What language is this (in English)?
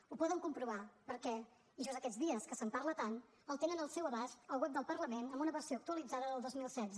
Catalan